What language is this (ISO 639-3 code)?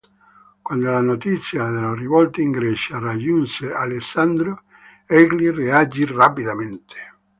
ita